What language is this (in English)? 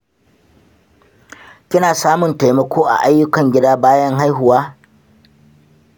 Hausa